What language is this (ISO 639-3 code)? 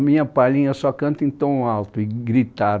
por